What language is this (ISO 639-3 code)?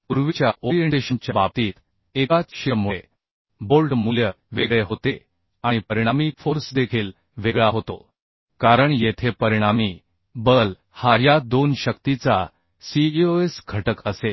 mar